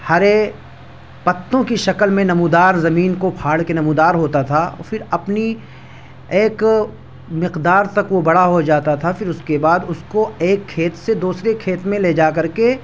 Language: Urdu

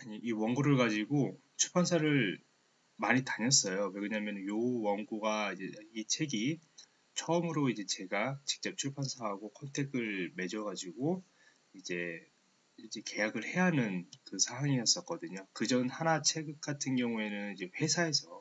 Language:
Korean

